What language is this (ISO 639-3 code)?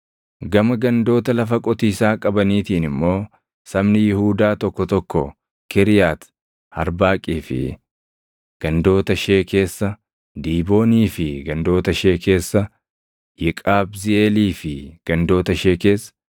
orm